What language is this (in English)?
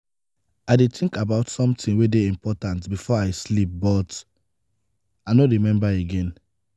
Nigerian Pidgin